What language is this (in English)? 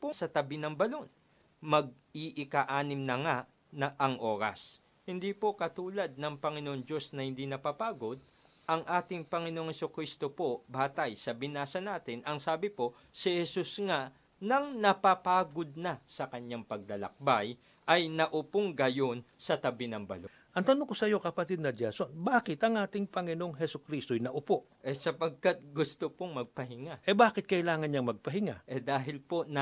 Filipino